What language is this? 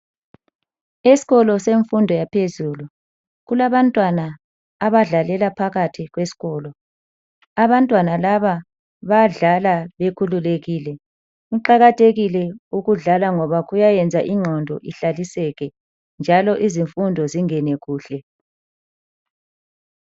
North Ndebele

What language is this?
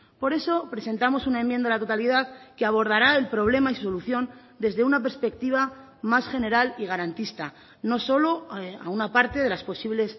Spanish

